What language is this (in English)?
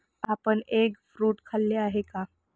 Marathi